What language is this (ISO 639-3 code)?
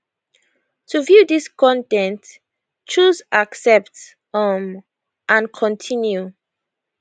pcm